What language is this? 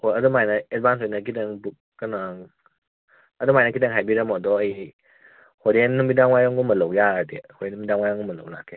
Manipuri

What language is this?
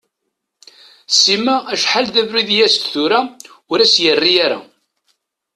Kabyle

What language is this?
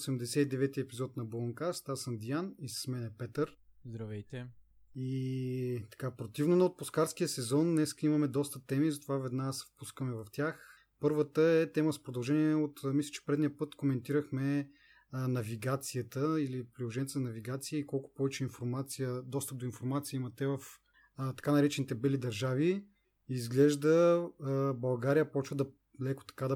Bulgarian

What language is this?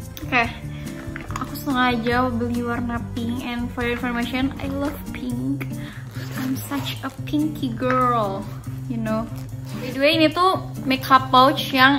Indonesian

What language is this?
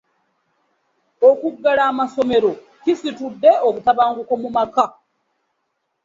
Ganda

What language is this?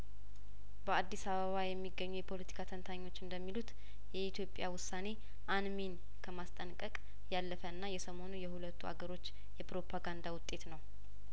Amharic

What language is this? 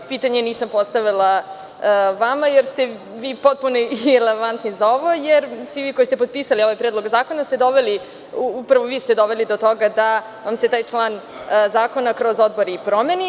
Serbian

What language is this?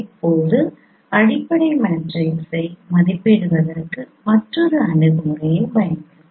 Tamil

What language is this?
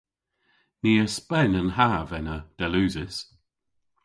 Cornish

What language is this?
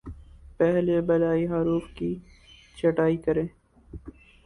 Urdu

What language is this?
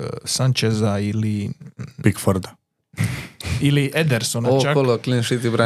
Croatian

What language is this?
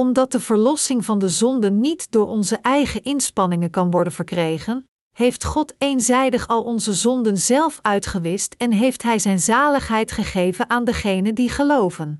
Dutch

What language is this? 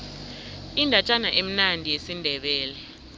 South Ndebele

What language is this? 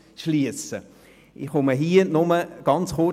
Swiss German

